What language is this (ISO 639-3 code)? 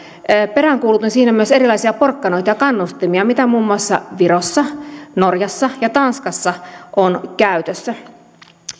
fin